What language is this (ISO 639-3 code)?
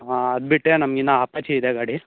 kan